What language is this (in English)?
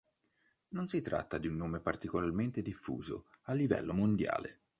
Italian